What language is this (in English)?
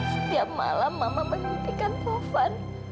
Indonesian